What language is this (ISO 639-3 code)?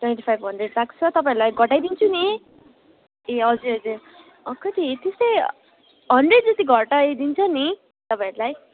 nep